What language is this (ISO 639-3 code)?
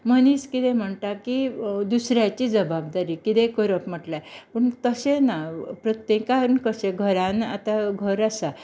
kok